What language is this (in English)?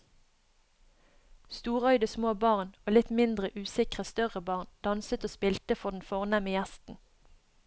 Norwegian